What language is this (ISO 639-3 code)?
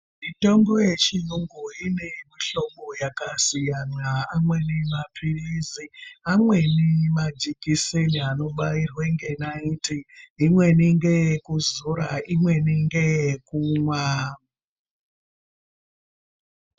ndc